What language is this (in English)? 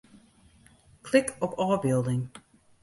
Western Frisian